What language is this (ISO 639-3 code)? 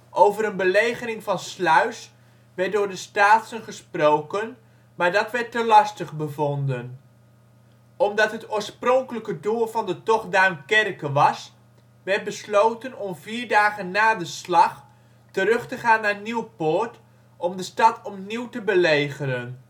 nld